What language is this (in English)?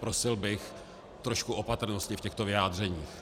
Czech